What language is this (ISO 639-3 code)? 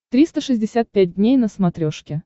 rus